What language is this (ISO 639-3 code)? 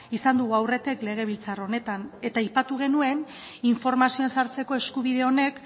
eus